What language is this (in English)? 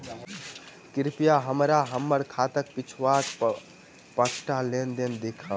Maithili